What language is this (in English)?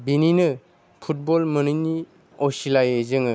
Bodo